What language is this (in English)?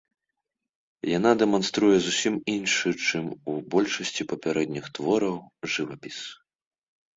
Belarusian